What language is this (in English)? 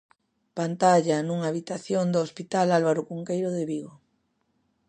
Galician